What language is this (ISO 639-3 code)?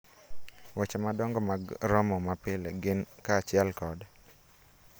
luo